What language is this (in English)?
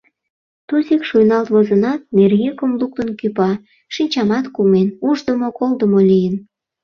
Mari